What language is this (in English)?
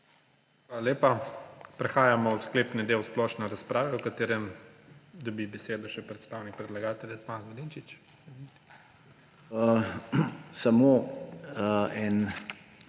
Slovenian